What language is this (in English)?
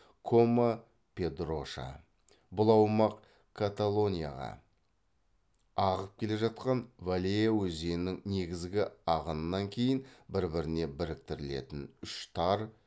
Kazakh